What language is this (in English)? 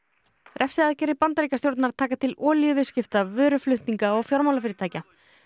Icelandic